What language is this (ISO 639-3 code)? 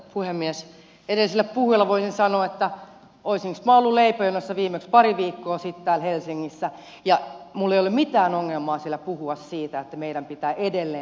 fin